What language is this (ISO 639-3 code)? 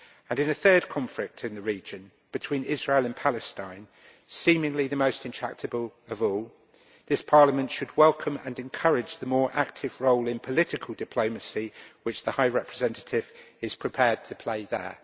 eng